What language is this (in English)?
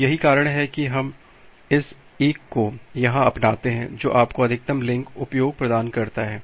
Hindi